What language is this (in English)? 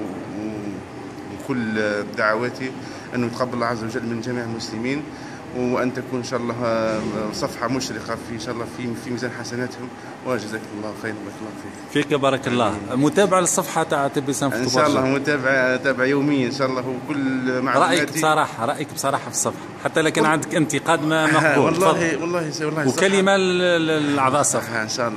Arabic